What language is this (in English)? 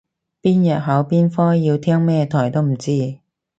Cantonese